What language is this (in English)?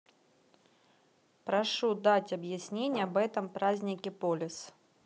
Russian